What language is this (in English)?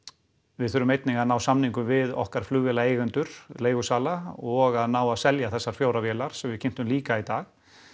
Icelandic